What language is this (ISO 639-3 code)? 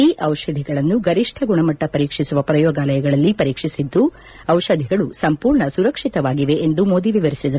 kan